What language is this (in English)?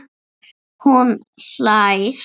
Icelandic